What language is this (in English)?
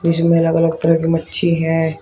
Hindi